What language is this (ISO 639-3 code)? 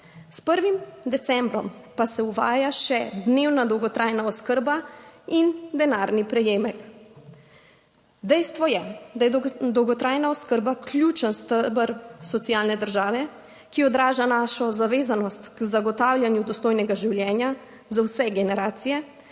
slv